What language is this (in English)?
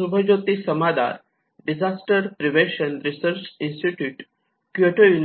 Marathi